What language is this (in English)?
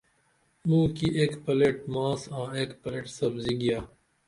Dameli